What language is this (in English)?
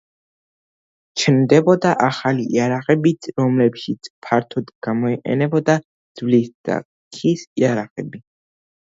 Georgian